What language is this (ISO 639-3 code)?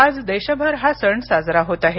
mar